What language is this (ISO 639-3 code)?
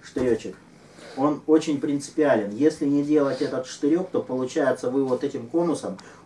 rus